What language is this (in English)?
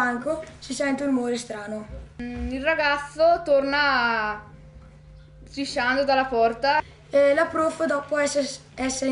Italian